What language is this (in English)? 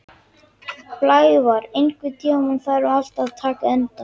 Icelandic